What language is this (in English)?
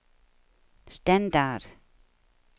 Danish